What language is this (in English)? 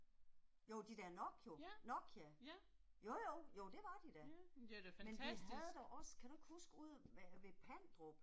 Danish